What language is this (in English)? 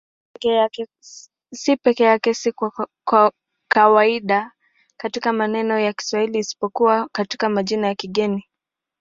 Swahili